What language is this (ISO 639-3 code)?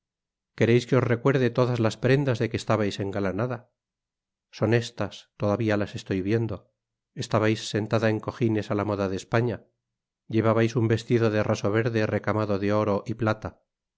spa